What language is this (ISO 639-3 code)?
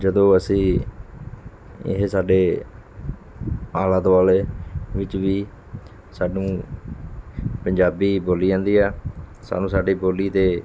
pan